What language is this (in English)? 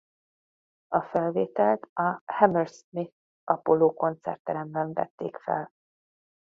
Hungarian